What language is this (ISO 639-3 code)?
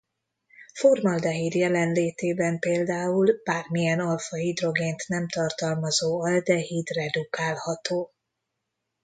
hun